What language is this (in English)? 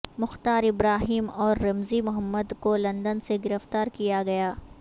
Urdu